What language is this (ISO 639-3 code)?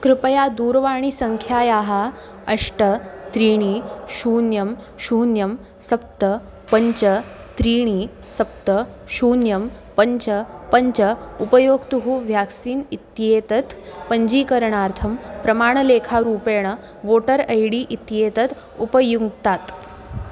san